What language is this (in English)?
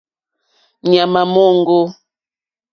Mokpwe